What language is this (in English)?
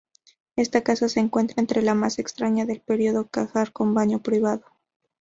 Spanish